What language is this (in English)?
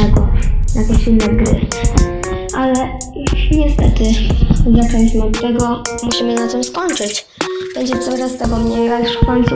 Polish